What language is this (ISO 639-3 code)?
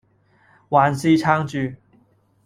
yue